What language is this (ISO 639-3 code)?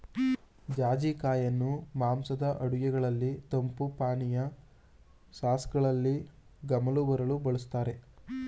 kan